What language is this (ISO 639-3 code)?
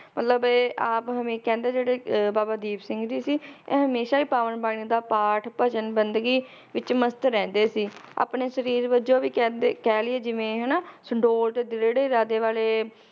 pan